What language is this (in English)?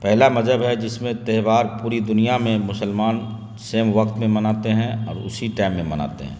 Urdu